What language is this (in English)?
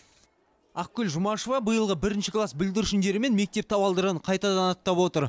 Kazakh